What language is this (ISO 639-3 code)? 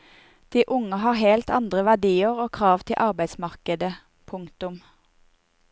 nor